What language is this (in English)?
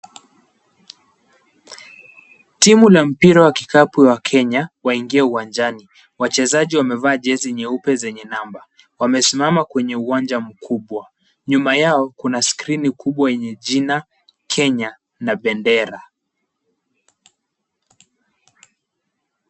Swahili